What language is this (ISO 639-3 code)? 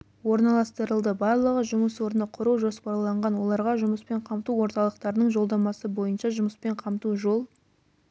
kaz